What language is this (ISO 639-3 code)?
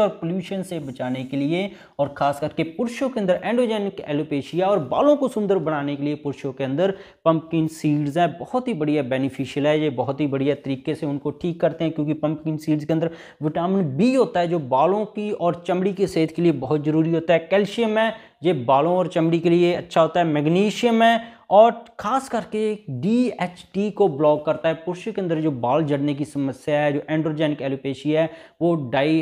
hin